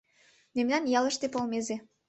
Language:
Mari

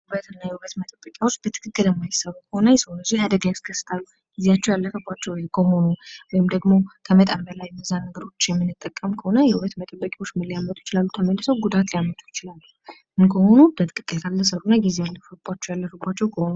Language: Amharic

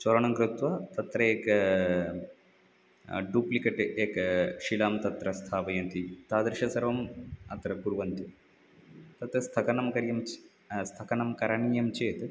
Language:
Sanskrit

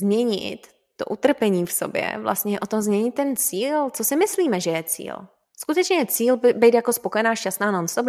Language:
Czech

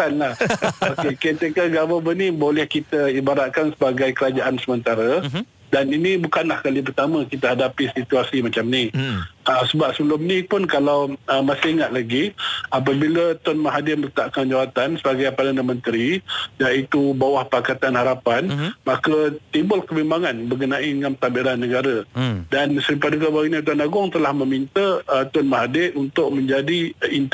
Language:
Malay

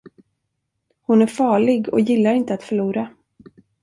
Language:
Swedish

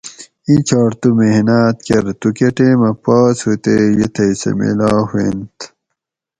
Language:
Gawri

